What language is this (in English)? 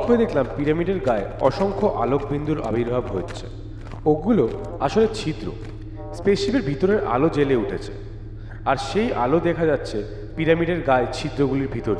Bangla